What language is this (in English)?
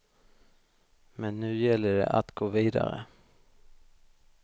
Swedish